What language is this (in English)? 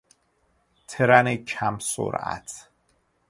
Persian